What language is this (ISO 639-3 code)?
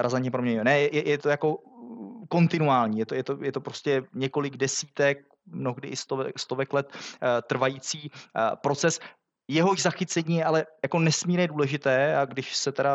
ces